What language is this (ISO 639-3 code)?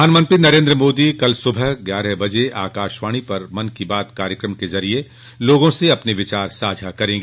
hin